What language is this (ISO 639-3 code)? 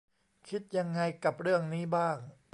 tha